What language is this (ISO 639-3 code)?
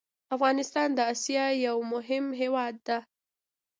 pus